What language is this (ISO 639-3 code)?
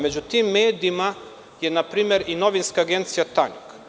srp